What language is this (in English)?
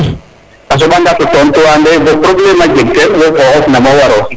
Serer